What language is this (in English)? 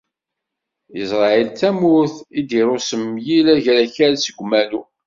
Kabyle